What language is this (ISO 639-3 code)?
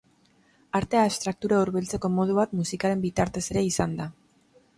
eus